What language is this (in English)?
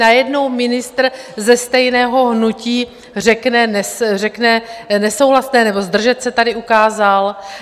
Czech